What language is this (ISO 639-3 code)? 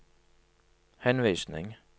nor